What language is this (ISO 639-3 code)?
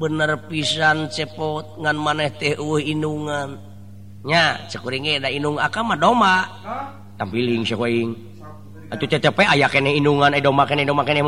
ind